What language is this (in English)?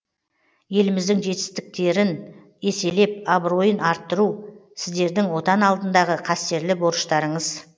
Kazakh